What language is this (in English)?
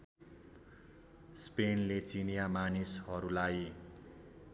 Nepali